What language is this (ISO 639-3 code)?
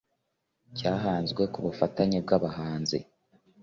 kin